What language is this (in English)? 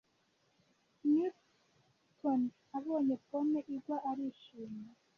Kinyarwanda